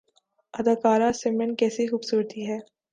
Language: Urdu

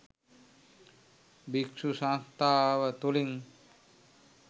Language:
Sinhala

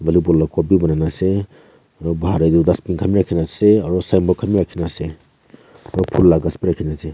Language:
Naga Pidgin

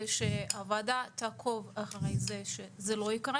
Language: Hebrew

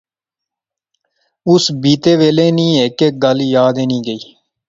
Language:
Pahari-Potwari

